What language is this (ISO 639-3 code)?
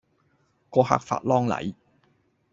yue